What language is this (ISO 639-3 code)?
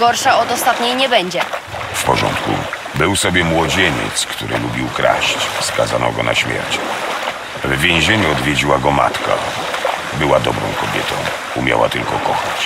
pol